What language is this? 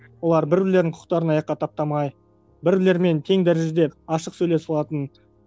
Kazakh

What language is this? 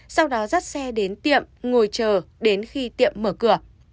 Vietnamese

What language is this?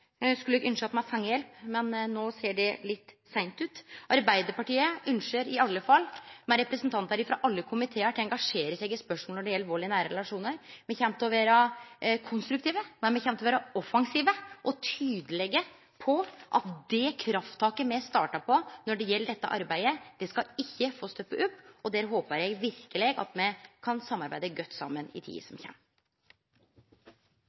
Norwegian Nynorsk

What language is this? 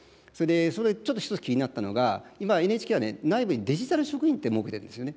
Japanese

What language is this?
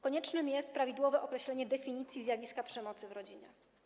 Polish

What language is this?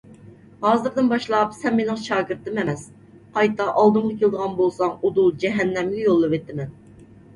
Uyghur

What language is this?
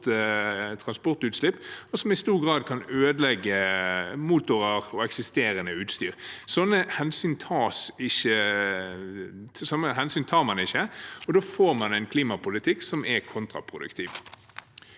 Norwegian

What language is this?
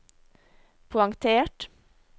Norwegian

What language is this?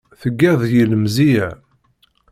Kabyle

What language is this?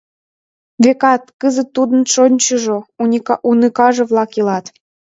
Mari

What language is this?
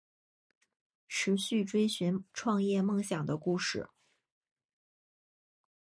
Chinese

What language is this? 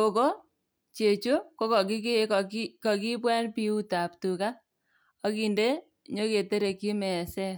Kalenjin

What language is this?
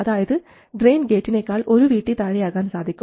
Malayalam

